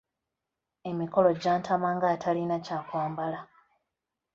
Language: Ganda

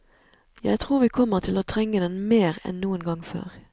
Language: Norwegian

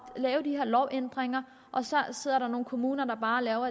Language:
Danish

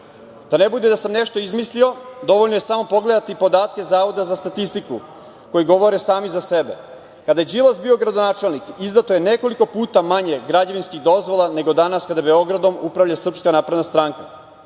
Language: Serbian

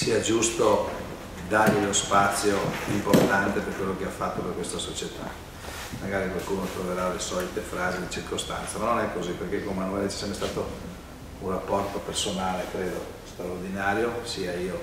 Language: Italian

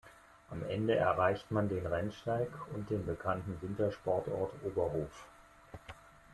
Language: German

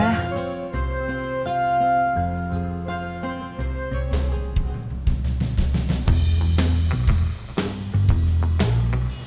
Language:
Indonesian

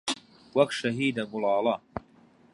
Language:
Central Kurdish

